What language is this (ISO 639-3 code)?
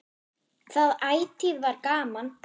isl